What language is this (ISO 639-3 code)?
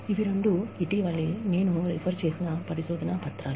tel